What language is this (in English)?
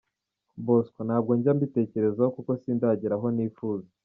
Kinyarwanda